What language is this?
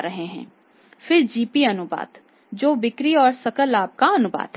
Hindi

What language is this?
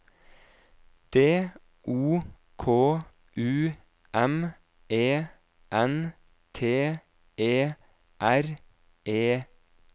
Norwegian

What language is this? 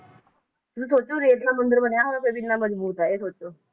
Punjabi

